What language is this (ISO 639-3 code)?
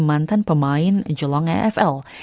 ind